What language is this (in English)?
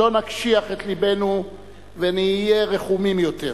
Hebrew